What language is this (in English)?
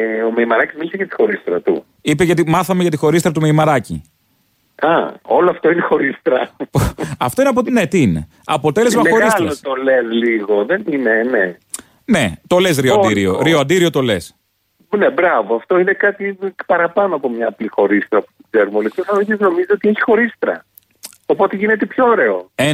Greek